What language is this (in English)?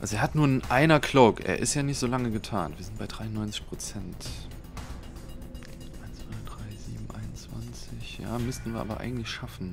German